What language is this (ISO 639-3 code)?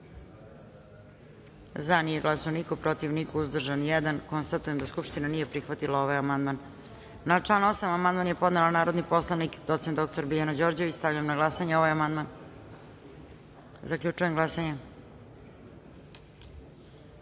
srp